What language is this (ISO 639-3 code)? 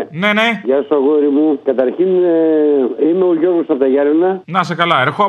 ell